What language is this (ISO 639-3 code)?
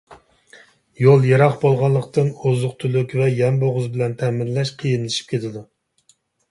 uig